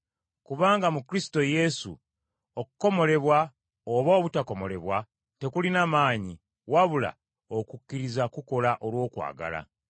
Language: Ganda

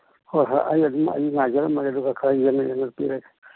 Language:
Manipuri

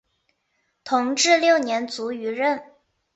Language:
Chinese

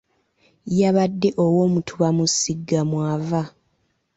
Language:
Ganda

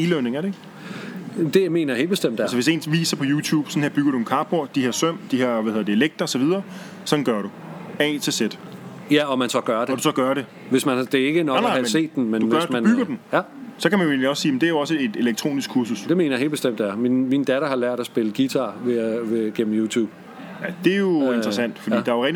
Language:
Danish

